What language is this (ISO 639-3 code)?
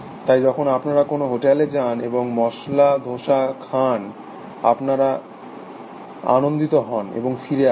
ben